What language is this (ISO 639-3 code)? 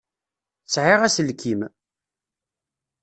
kab